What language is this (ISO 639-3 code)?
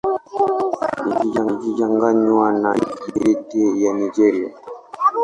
swa